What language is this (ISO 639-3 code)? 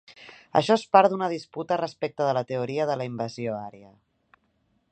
cat